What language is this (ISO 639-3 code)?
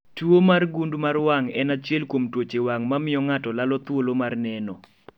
luo